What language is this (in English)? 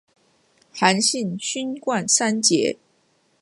Chinese